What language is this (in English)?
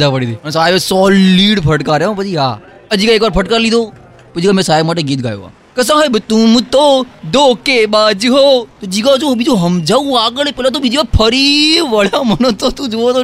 Gujarati